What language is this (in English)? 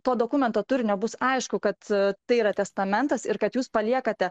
Lithuanian